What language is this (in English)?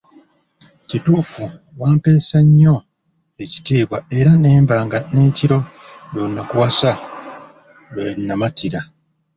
Ganda